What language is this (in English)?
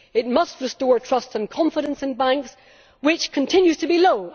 English